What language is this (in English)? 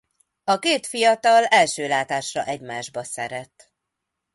Hungarian